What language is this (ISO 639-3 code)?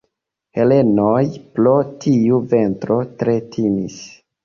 epo